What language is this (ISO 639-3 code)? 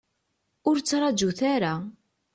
kab